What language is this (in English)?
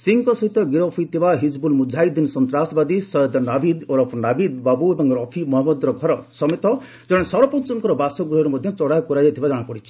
Odia